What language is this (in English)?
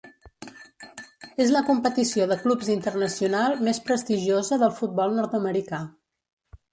Catalan